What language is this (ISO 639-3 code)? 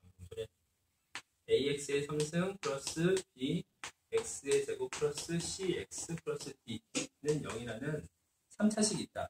kor